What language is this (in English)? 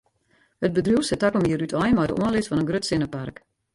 Western Frisian